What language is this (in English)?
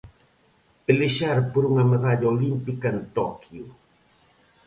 Galician